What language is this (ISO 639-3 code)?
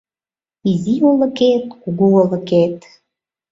chm